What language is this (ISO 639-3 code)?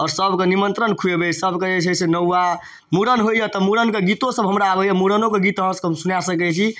mai